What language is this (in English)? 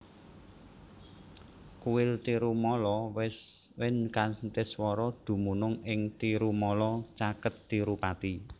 Javanese